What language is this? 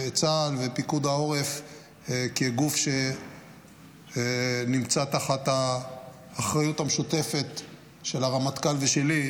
Hebrew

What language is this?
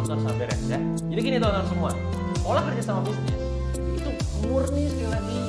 Indonesian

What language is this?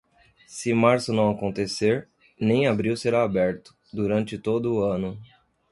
Portuguese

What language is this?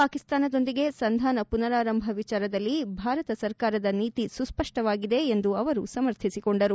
Kannada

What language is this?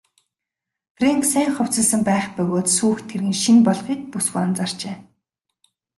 Mongolian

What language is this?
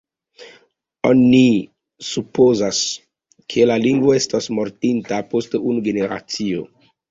Esperanto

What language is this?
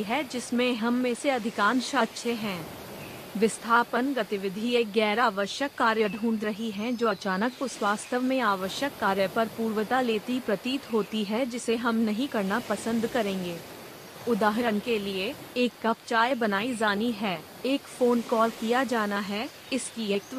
Hindi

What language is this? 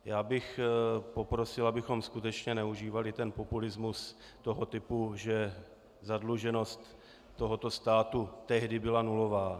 Czech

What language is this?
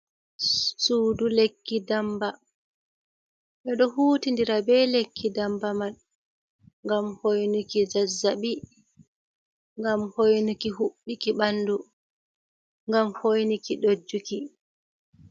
Fula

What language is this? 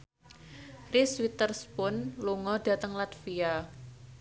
Javanese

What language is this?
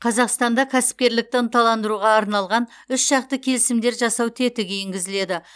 Kazakh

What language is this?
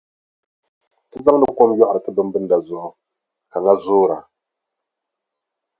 Dagbani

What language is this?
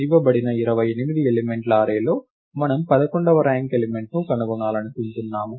Telugu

